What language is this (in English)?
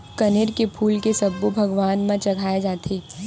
Chhattisgarhi